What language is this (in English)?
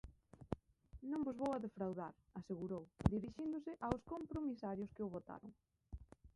Galician